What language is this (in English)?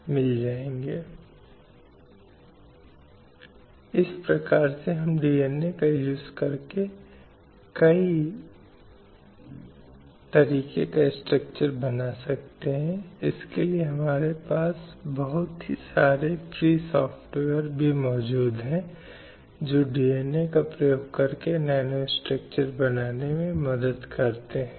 Hindi